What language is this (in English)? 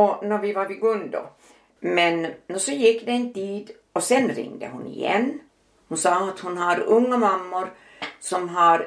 Swedish